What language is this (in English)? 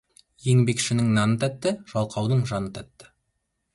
Kazakh